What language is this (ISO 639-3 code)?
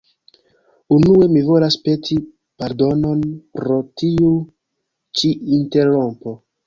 epo